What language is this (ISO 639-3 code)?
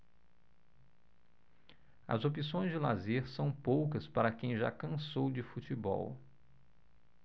por